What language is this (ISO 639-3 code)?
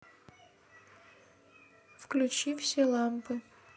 rus